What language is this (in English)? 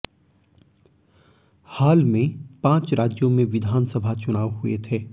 Hindi